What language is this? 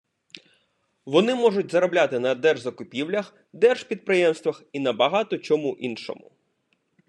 Ukrainian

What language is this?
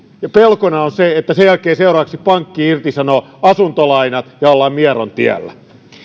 Finnish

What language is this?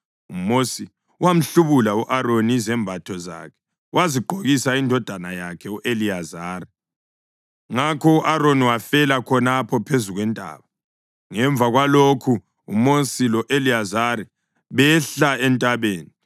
North Ndebele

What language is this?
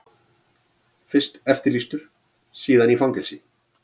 Icelandic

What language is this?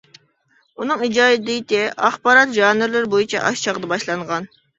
Uyghur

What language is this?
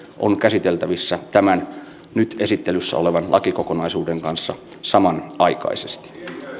Finnish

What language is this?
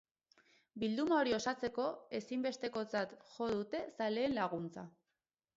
Basque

